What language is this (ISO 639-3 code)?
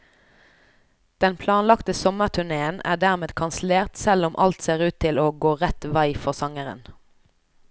nor